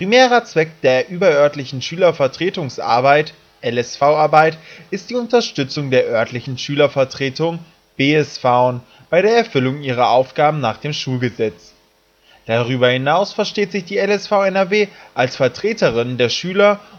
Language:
German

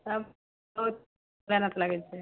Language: Maithili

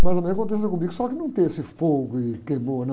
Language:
Portuguese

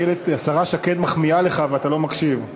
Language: Hebrew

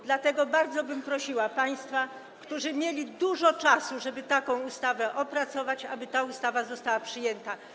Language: Polish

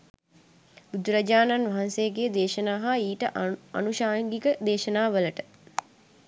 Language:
Sinhala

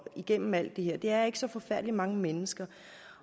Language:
Danish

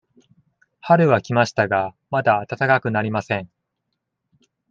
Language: Japanese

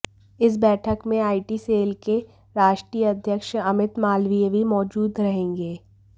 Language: Hindi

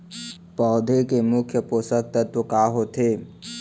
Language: Chhattisgarhi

